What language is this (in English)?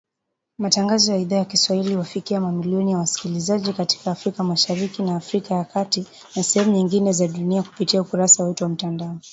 Swahili